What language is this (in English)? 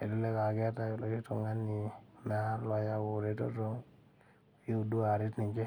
Masai